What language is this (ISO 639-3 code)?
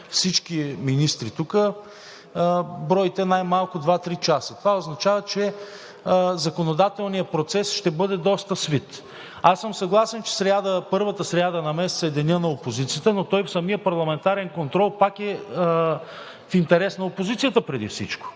bul